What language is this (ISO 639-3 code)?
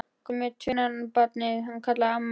isl